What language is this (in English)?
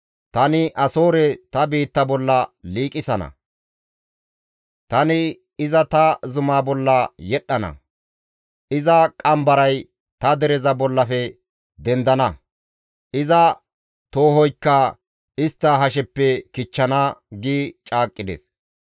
Gamo